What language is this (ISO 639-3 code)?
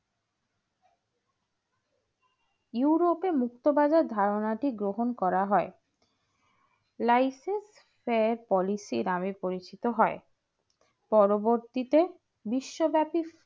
ben